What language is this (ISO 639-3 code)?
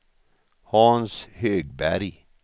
swe